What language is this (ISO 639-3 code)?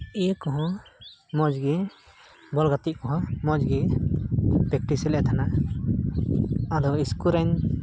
sat